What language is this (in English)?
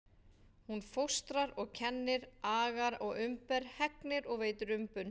Icelandic